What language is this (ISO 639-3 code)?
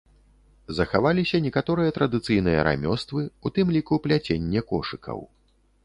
bel